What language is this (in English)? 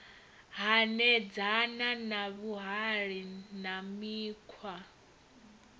Venda